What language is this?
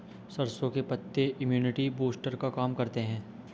Hindi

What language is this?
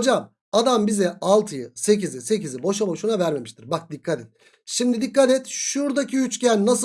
Turkish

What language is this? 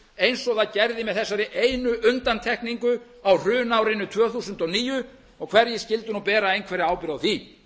Icelandic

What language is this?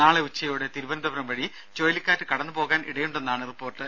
Malayalam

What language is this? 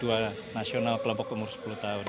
Indonesian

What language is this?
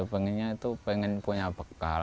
Indonesian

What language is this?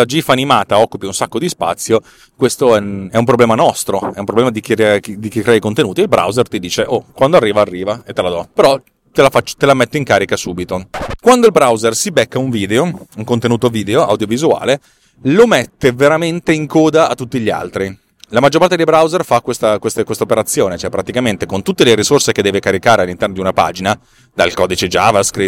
Italian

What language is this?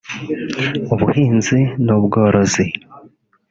Kinyarwanda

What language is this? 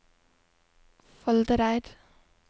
Norwegian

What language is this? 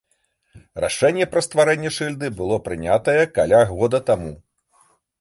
Belarusian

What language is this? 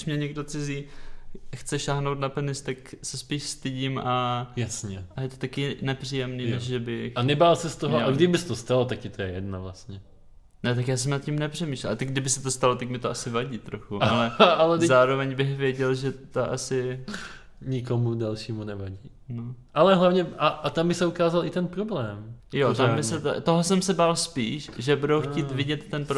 Czech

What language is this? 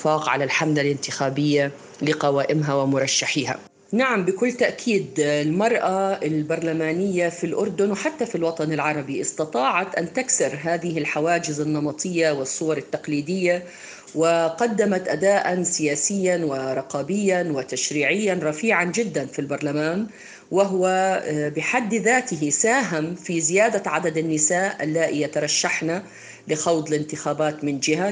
Arabic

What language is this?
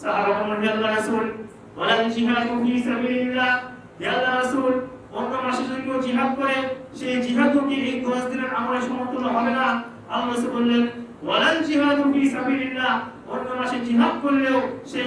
Indonesian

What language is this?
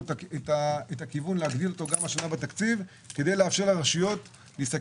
Hebrew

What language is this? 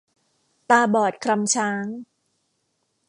Thai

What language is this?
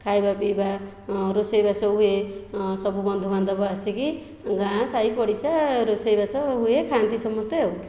Odia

